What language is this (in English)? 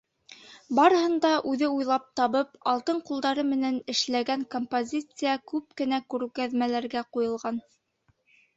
Bashkir